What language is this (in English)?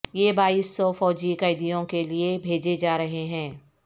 Urdu